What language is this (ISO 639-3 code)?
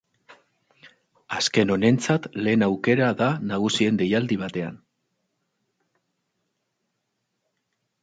eus